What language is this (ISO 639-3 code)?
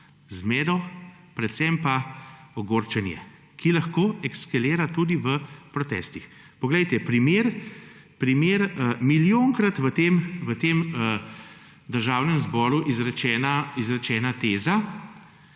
slv